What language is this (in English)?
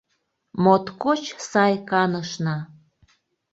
Mari